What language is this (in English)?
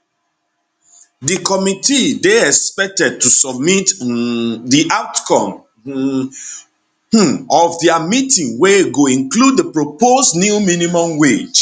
Nigerian Pidgin